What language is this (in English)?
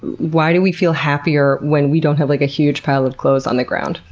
English